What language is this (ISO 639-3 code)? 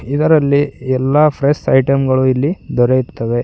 kan